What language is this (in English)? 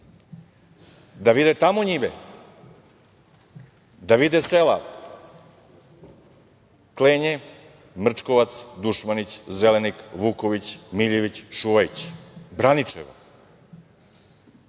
Serbian